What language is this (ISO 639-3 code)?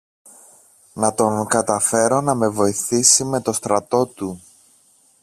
ell